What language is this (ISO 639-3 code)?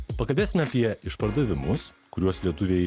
lit